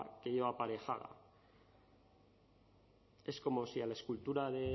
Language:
Spanish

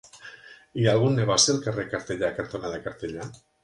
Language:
Catalan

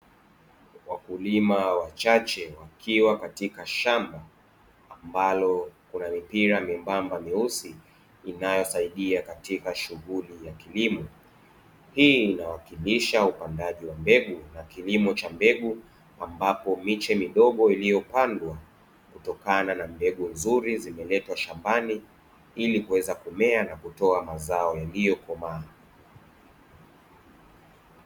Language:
Swahili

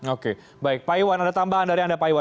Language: Indonesian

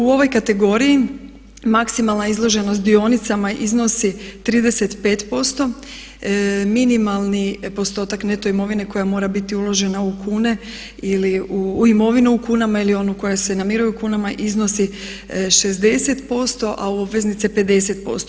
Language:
Croatian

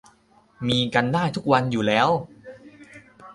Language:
Thai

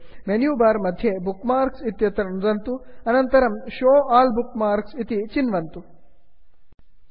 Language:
Sanskrit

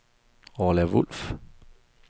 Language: Danish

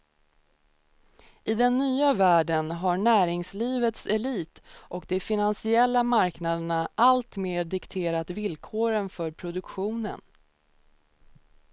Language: Swedish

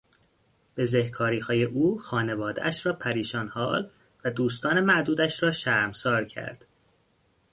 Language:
Persian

